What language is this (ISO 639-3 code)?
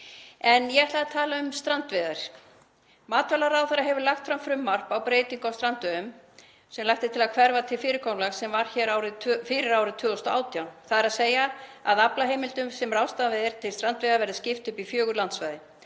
isl